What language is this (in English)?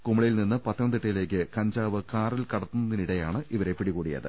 Malayalam